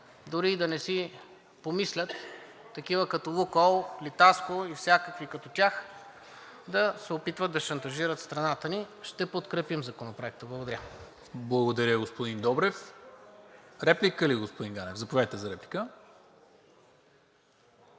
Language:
Bulgarian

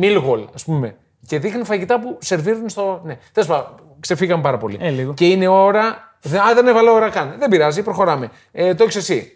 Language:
Greek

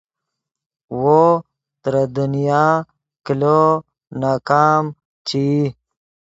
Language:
Yidgha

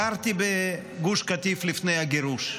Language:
Hebrew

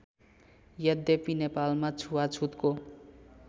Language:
Nepali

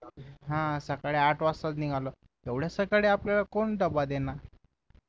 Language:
Marathi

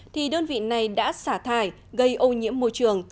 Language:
Vietnamese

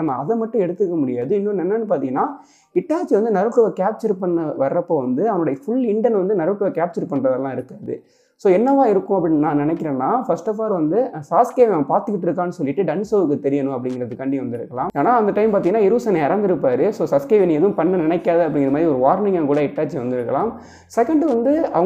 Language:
Indonesian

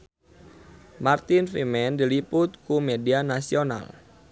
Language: Sundanese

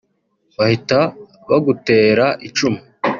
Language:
Kinyarwanda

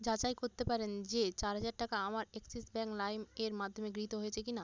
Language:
Bangla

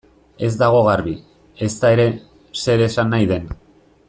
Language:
Basque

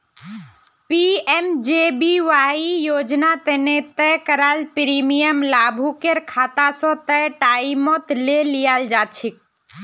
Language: Magahi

